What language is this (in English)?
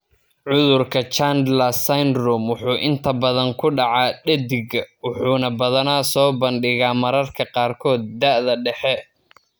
Somali